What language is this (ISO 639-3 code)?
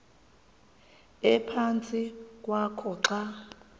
xho